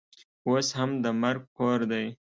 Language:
Pashto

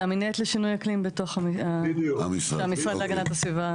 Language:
Hebrew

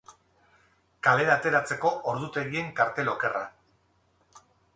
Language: Basque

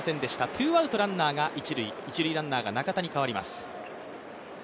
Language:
Japanese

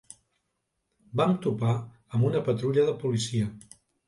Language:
Catalan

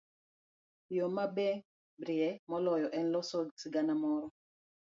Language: Luo (Kenya and Tanzania)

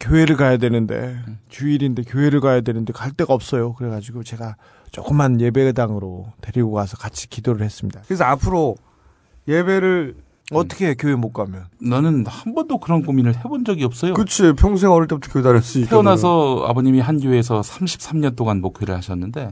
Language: Korean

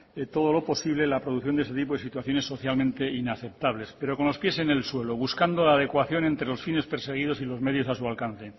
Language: Spanish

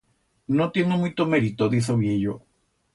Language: Aragonese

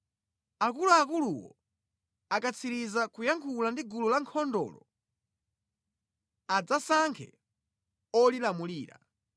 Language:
Nyanja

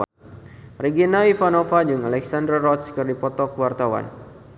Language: Sundanese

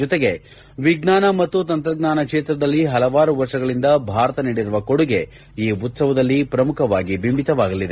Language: Kannada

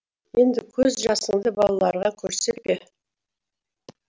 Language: Kazakh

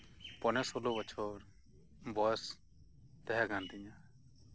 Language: Santali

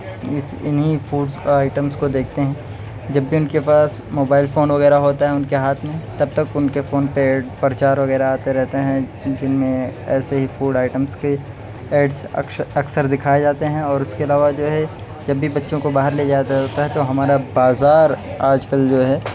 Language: Urdu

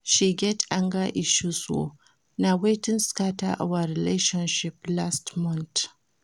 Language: Nigerian Pidgin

